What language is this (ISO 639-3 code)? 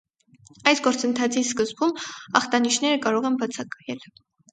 hye